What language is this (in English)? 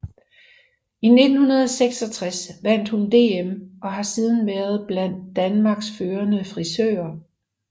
Danish